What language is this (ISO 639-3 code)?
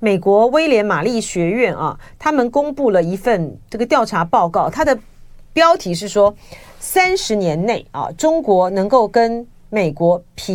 zho